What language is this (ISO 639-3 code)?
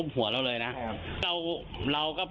tha